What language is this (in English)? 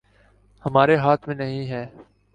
Urdu